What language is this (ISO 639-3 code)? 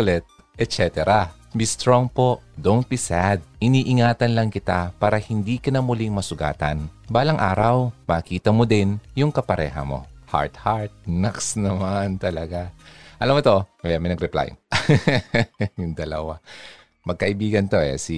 fil